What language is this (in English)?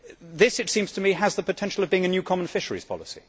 English